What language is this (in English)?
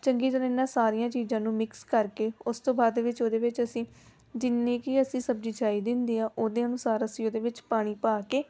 Punjabi